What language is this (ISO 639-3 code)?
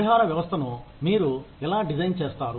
tel